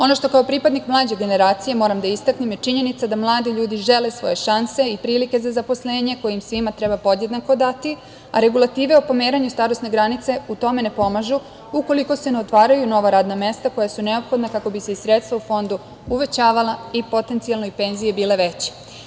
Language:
Serbian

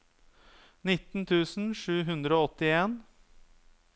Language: Norwegian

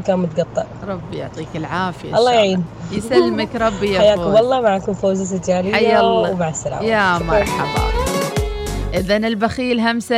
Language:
Arabic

